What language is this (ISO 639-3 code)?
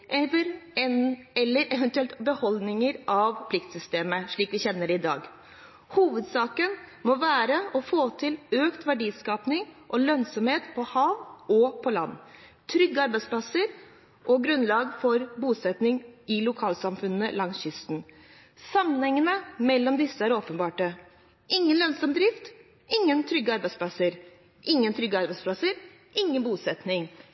nob